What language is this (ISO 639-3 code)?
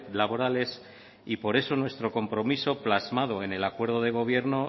spa